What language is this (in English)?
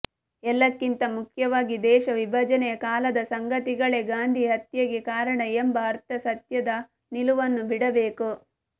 Kannada